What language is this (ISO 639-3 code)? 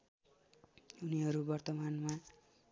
nep